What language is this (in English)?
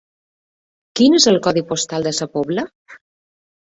Catalan